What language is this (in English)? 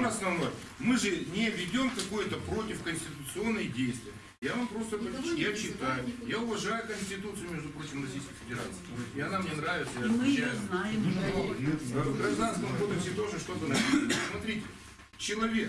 Russian